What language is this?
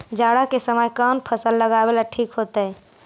Magahi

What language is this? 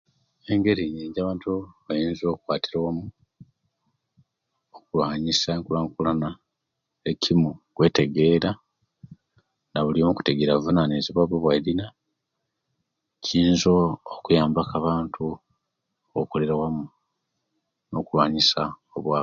Kenyi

